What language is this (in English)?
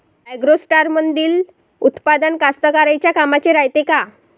Marathi